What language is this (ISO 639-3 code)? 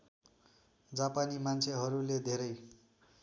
nep